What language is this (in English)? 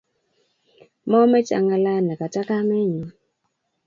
Kalenjin